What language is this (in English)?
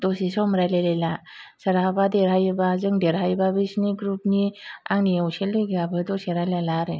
Bodo